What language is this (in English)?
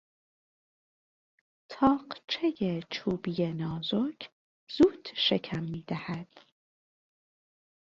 Persian